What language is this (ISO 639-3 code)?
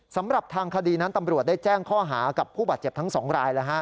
tha